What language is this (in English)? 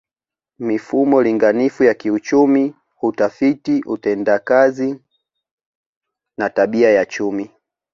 Swahili